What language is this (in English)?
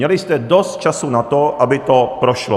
Czech